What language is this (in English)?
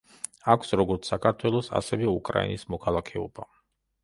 Georgian